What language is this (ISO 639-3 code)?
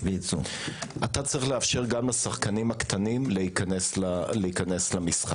heb